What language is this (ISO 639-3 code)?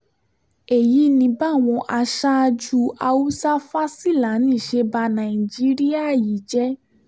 yor